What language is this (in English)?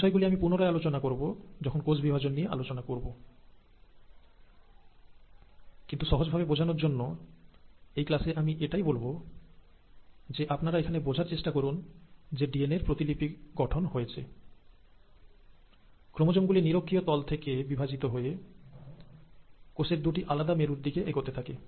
Bangla